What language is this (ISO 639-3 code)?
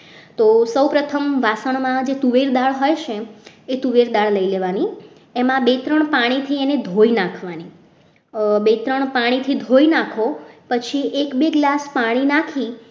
guj